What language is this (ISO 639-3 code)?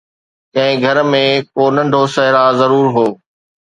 snd